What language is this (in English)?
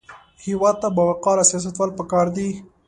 Pashto